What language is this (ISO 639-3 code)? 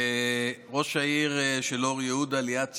heb